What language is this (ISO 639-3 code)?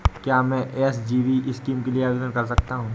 hin